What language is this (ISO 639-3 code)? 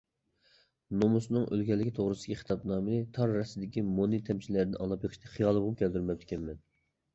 uig